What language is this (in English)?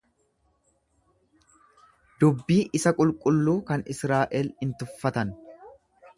Oromo